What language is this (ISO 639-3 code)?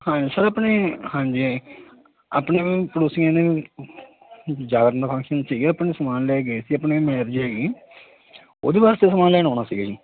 pan